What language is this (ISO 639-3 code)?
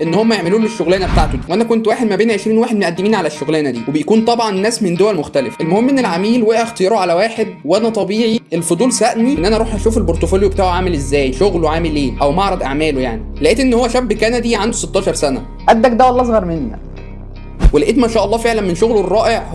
ara